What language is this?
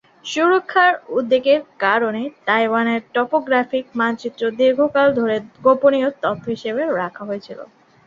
Bangla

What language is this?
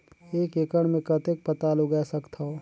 Chhattisgarhi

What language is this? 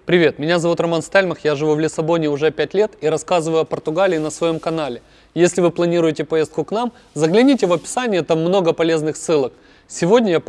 Russian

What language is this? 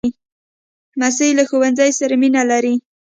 Pashto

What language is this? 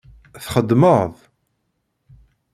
Kabyle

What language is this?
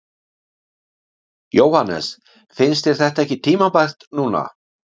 Icelandic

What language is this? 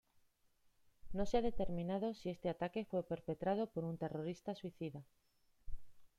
Spanish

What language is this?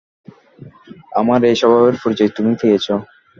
Bangla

